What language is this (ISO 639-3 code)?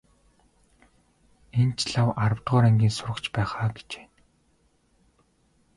mon